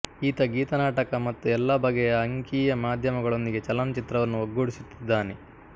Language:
Kannada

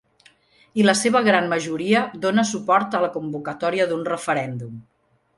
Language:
Catalan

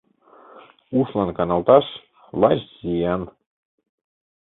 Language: Mari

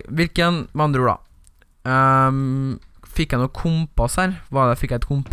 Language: Norwegian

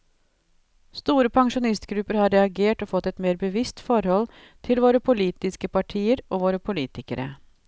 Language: Norwegian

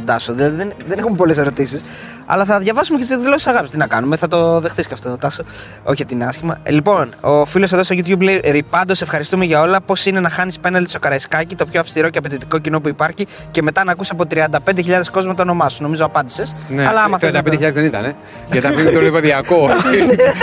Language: Greek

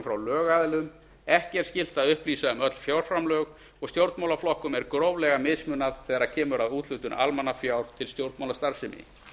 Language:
Icelandic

